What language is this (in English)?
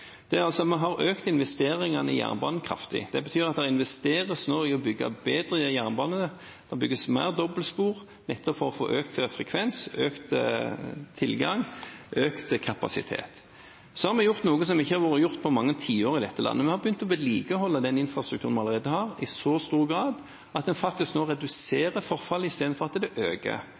Norwegian Bokmål